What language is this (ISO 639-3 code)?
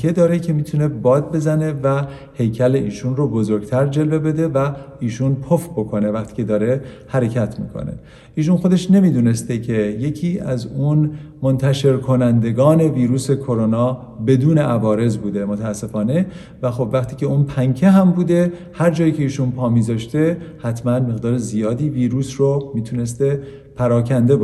fas